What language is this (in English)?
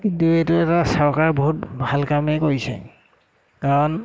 Assamese